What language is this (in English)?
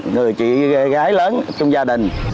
Vietnamese